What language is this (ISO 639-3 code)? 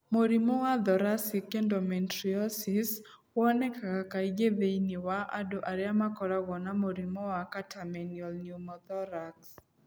kik